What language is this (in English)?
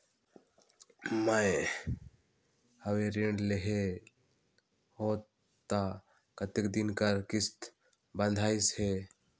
Chhattisgarhi